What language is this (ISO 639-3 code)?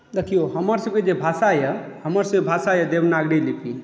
mai